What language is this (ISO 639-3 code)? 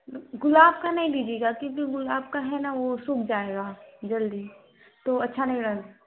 hin